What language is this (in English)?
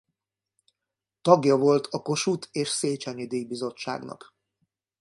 Hungarian